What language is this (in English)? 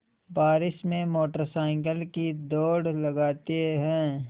Hindi